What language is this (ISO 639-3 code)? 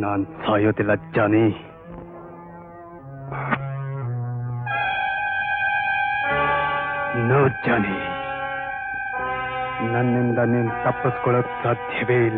hin